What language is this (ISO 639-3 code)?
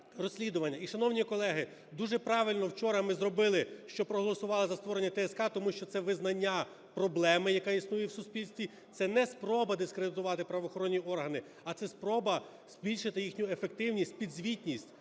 ukr